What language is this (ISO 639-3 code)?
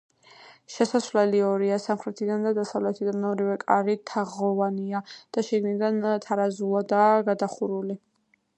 kat